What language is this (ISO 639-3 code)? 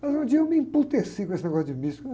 por